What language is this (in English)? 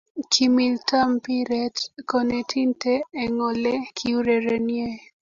Kalenjin